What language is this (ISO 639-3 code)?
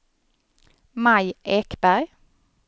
swe